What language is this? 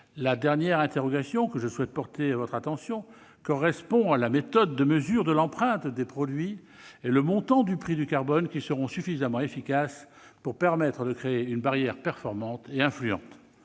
French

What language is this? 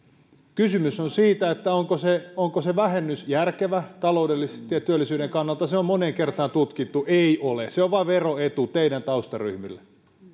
Finnish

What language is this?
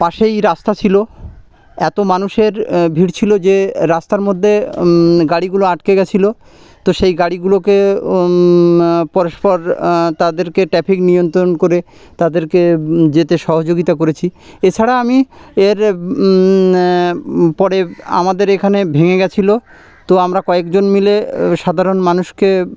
Bangla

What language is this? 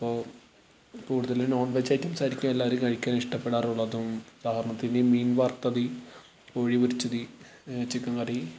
Malayalam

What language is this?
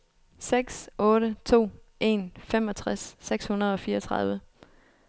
Danish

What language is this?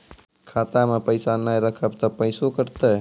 Maithili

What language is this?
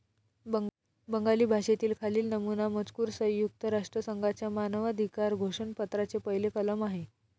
Marathi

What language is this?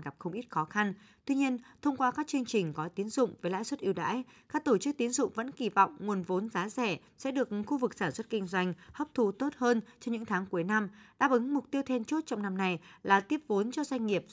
Vietnamese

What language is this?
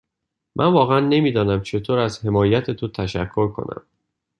Persian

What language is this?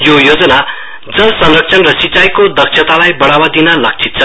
Nepali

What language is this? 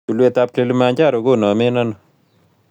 Kalenjin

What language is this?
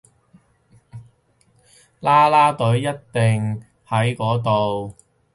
Cantonese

